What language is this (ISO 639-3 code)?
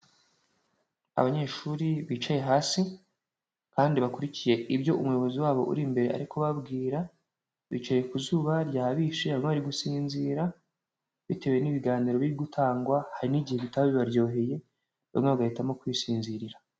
kin